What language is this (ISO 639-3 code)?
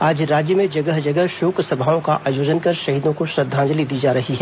hin